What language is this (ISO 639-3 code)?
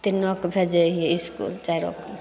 mai